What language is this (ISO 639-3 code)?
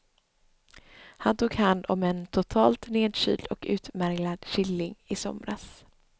swe